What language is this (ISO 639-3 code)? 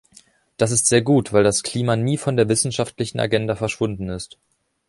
deu